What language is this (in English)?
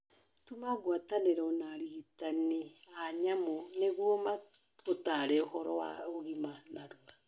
Kikuyu